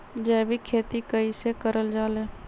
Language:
Magahi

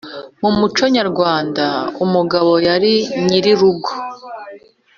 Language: Kinyarwanda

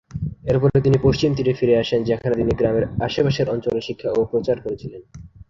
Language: Bangla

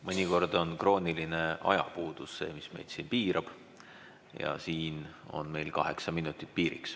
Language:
Estonian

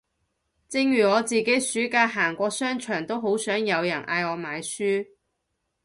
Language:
Cantonese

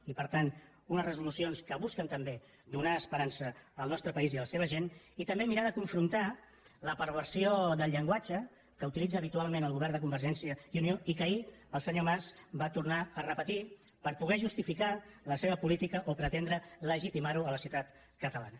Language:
Catalan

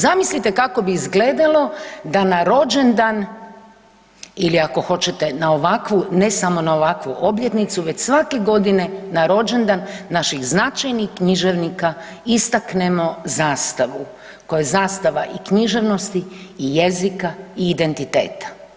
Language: Croatian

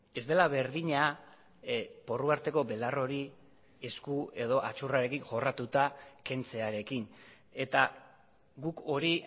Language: Basque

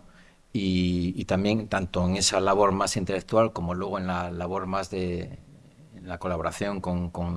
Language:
Spanish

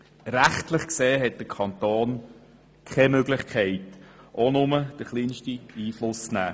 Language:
Swiss German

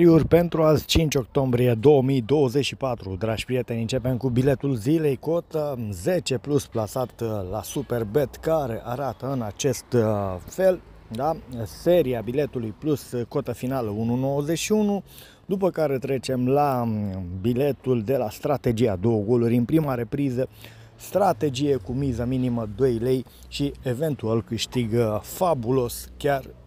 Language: Romanian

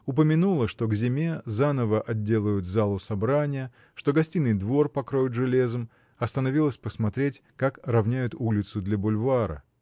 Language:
Russian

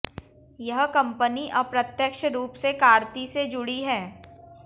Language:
Hindi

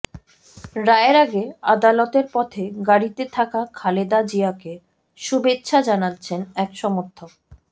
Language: Bangla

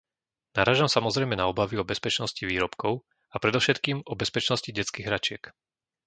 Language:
Slovak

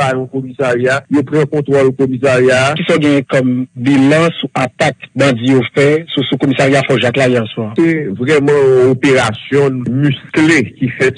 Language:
French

